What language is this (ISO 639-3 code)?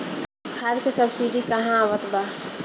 bho